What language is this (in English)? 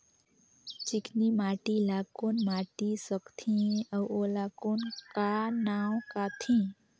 Chhattisgarhi